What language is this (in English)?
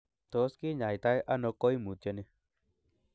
Kalenjin